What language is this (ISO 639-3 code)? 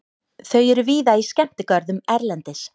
isl